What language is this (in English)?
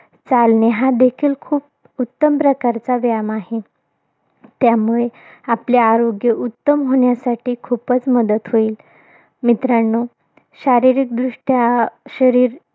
Marathi